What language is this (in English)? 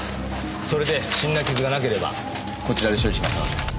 Japanese